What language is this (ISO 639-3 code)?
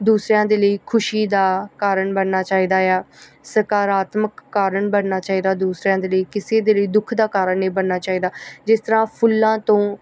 pan